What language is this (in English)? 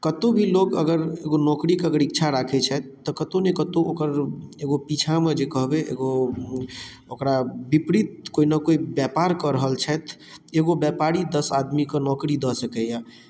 Maithili